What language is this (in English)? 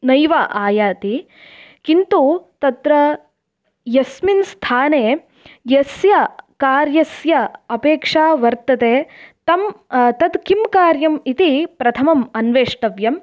Sanskrit